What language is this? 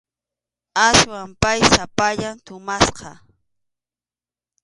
Arequipa-La Unión Quechua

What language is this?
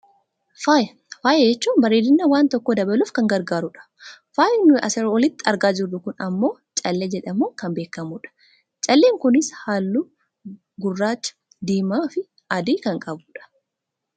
Oromo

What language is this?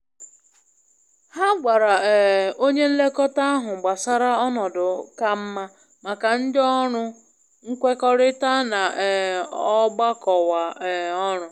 Igbo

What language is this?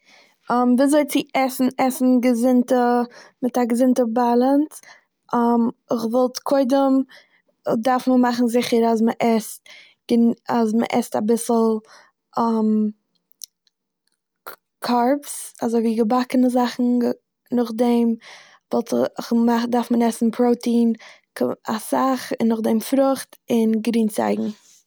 Yiddish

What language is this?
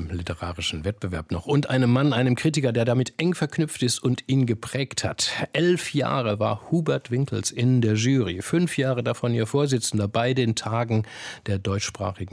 German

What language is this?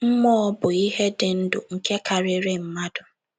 Igbo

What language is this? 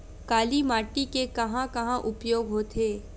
Chhattisgarhi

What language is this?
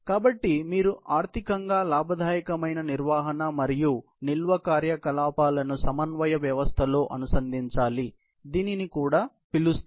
Telugu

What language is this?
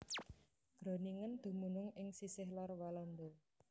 Javanese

